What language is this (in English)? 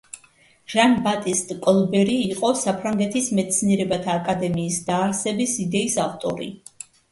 Georgian